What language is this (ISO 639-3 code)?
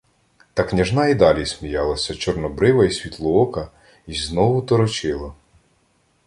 ukr